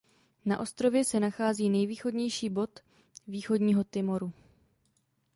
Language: Czech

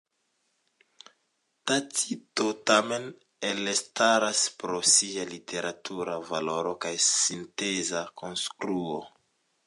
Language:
Esperanto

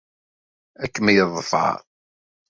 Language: Kabyle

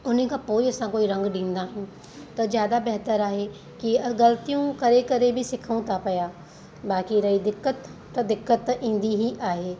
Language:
Sindhi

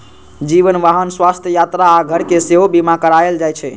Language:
Maithili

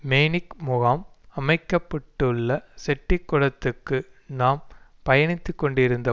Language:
Tamil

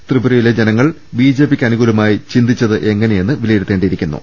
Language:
Malayalam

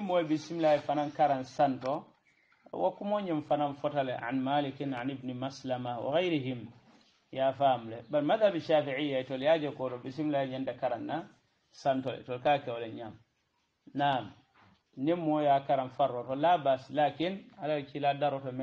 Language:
Arabic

